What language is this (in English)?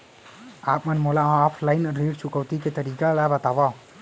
Chhattisgarhi